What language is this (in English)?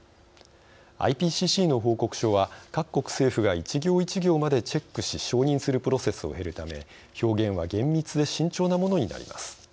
Japanese